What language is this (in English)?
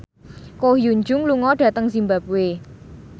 Javanese